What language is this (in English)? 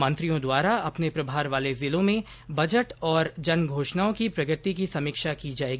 Hindi